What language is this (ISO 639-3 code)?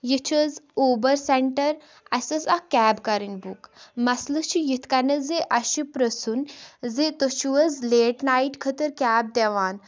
kas